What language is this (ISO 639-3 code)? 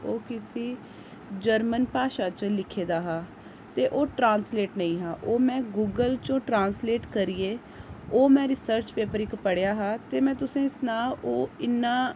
doi